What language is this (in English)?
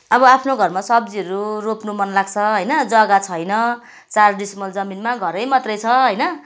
Nepali